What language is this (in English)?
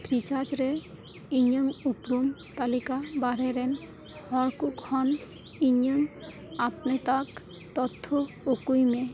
Santali